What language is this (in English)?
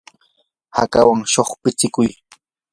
Yanahuanca Pasco Quechua